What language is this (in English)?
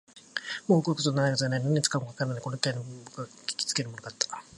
Japanese